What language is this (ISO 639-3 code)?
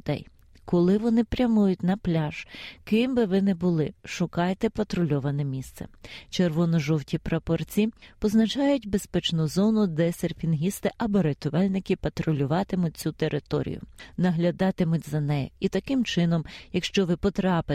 ukr